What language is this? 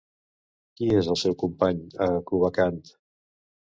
Catalan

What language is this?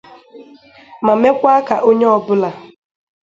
Igbo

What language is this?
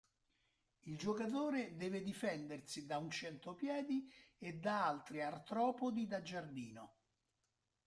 Italian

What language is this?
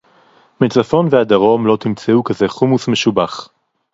Hebrew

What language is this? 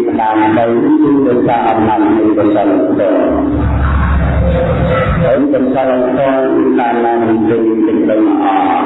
Vietnamese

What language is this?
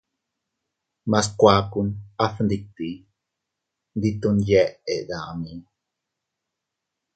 Teutila Cuicatec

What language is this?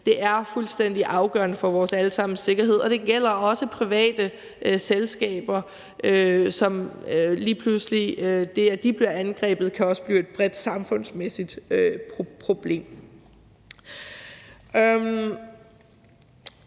Danish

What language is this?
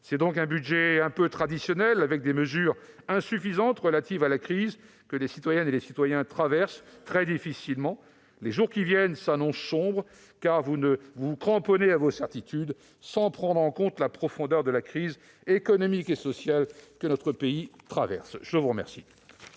French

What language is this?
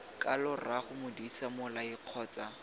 Tswana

